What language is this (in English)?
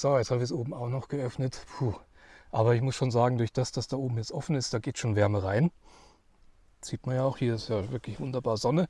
German